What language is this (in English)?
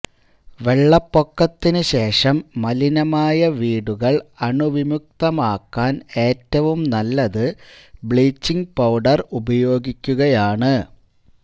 Malayalam